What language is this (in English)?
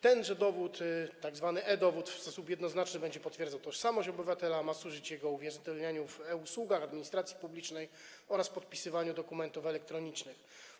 Polish